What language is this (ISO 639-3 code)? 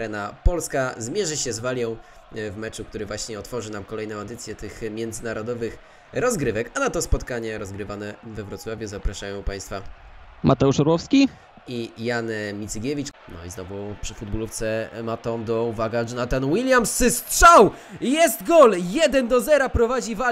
pol